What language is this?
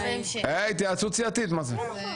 Hebrew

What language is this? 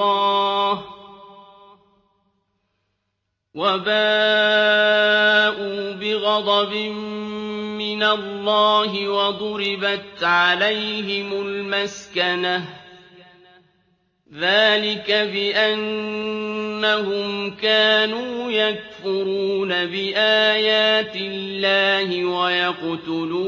Arabic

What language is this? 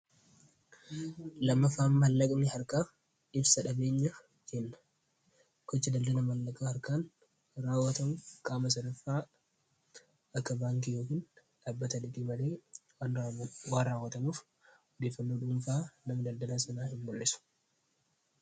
Oromo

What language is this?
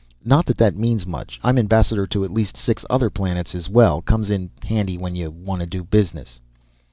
English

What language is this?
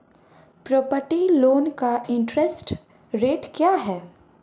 Hindi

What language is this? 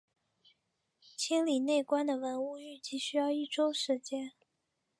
Chinese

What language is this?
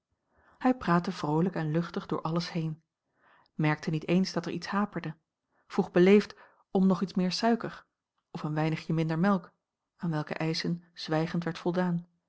Dutch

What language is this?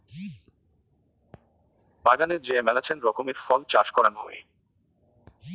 Bangla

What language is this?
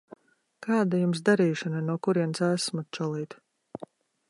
Latvian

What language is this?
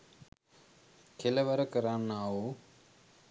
Sinhala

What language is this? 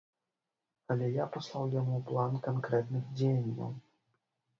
Belarusian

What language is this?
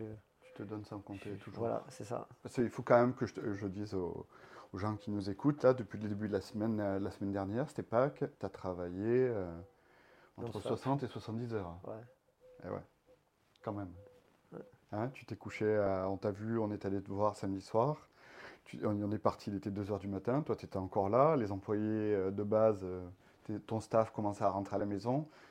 French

